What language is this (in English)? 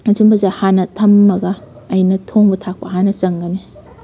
Manipuri